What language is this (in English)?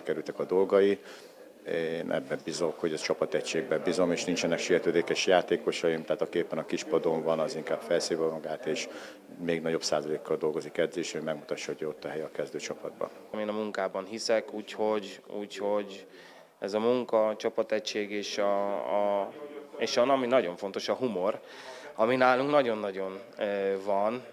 Hungarian